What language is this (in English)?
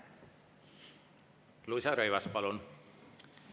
Estonian